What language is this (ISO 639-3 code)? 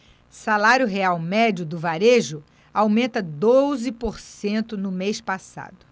por